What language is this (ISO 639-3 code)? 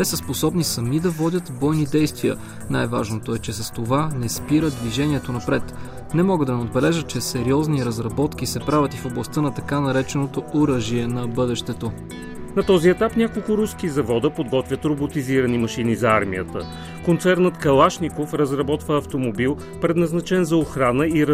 bul